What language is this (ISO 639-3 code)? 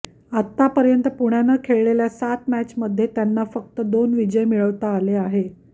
mar